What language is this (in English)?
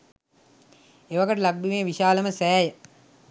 Sinhala